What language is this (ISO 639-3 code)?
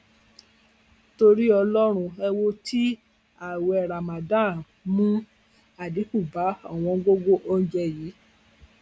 yor